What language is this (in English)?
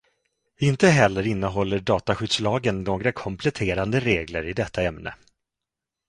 Swedish